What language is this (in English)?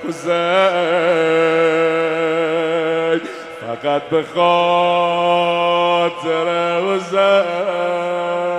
Persian